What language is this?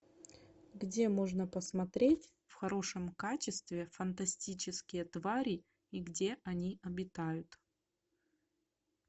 Russian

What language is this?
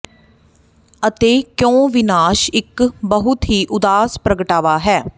Punjabi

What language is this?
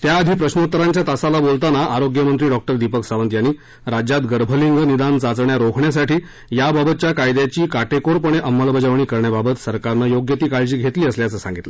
Marathi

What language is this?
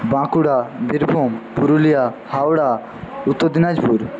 Bangla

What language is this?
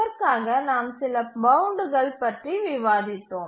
Tamil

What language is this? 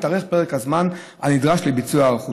Hebrew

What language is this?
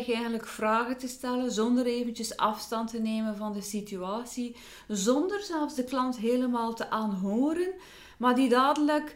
Dutch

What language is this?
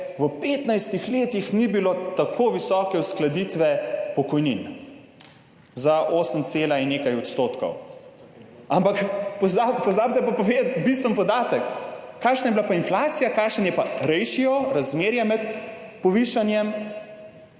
Slovenian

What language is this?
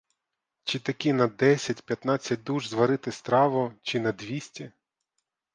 Ukrainian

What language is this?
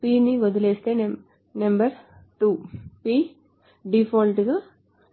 Telugu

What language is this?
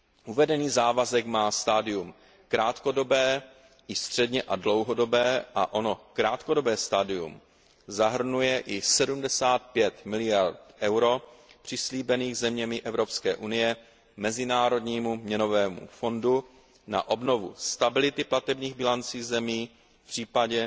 Czech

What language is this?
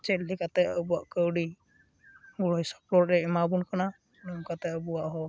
Santali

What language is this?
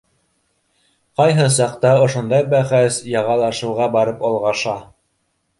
Bashkir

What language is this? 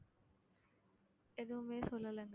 Tamil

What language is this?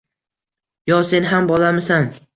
Uzbek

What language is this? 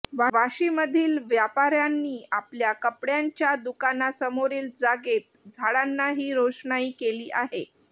Marathi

